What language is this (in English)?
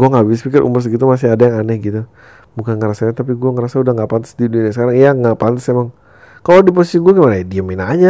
Indonesian